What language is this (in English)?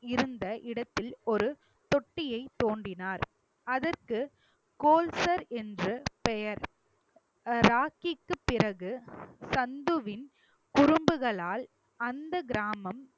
Tamil